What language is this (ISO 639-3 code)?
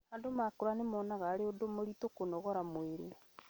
kik